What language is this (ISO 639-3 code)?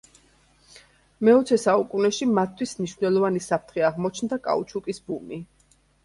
kat